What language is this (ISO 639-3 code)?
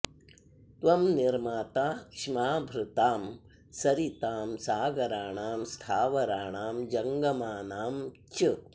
san